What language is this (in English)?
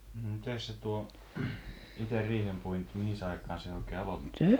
Finnish